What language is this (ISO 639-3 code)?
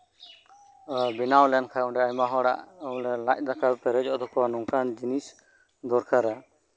sat